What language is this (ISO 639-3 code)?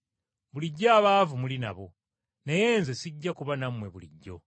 lug